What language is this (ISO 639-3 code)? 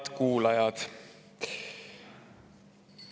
est